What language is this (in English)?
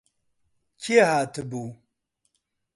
Central Kurdish